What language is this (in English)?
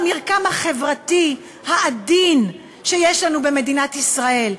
Hebrew